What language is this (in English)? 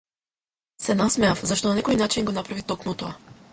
Macedonian